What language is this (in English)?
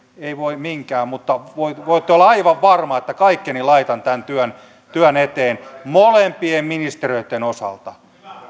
Finnish